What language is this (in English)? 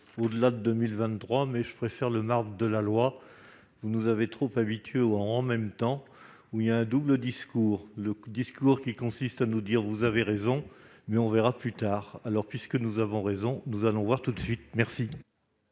French